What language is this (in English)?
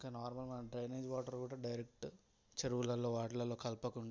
Telugu